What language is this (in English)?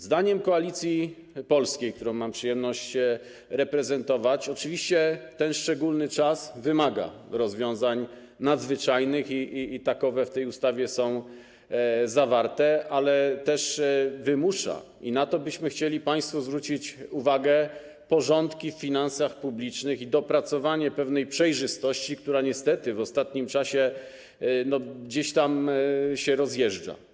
Polish